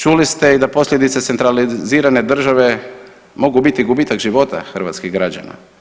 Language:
Croatian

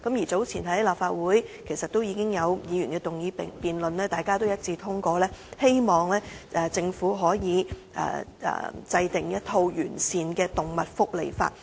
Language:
Cantonese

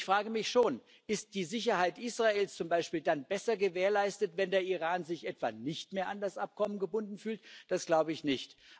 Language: German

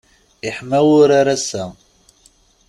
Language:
Kabyle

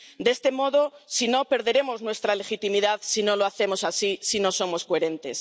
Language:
Spanish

